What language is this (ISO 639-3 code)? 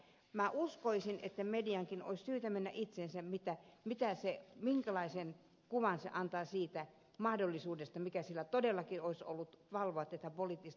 fin